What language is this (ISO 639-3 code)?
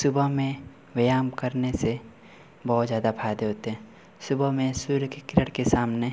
hin